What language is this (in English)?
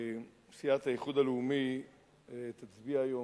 Hebrew